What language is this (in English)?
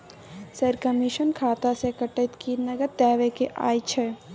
Maithili